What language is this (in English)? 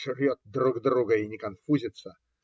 Russian